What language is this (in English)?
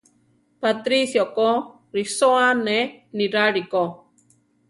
Central Tarahumara